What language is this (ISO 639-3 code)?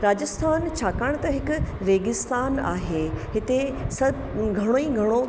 snd